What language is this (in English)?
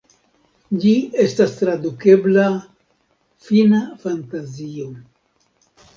Esperanto